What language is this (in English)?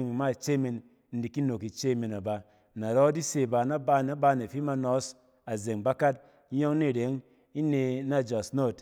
Cen